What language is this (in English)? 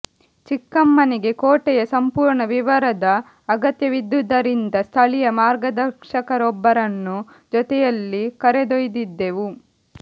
Kannada